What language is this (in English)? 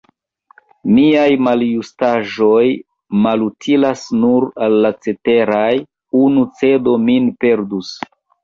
Esperanto